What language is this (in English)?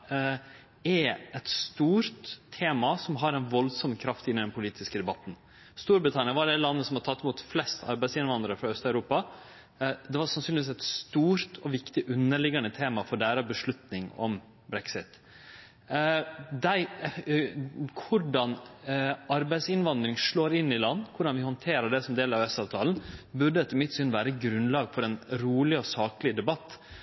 Norwegian Nynorsk